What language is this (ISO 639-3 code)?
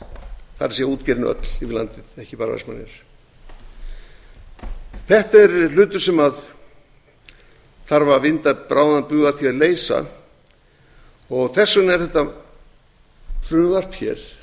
isl